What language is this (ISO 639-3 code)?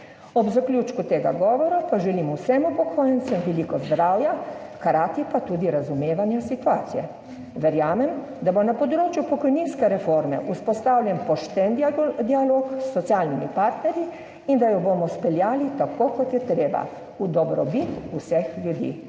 slv